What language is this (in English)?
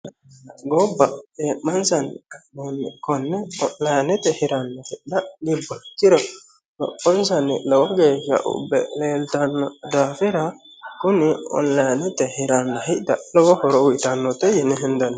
Sidamo